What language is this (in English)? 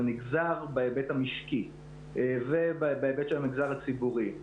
Hebrew